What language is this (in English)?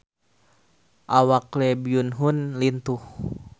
Sundanese